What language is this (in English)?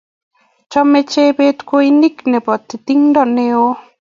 Kalenjin